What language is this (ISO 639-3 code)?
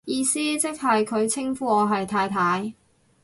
yue